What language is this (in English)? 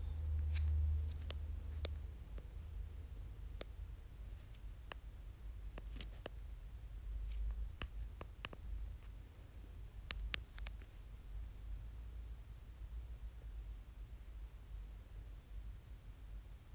Kazakh